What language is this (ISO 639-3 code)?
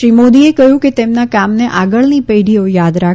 guj